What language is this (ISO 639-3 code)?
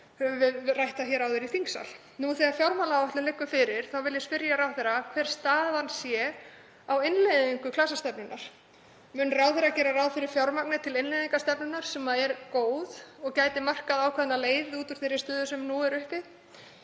isl